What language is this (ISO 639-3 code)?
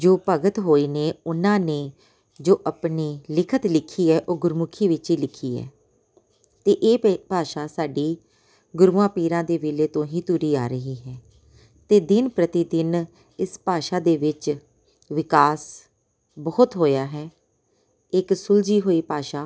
pan